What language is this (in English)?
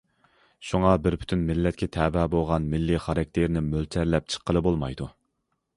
Uyghur